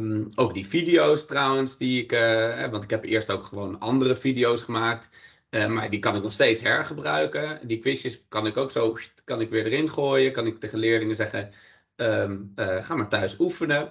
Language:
Dutch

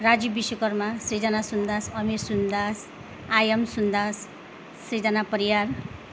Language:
Nepali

